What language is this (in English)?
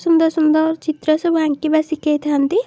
Odia